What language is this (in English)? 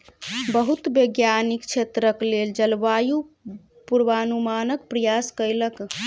Maithili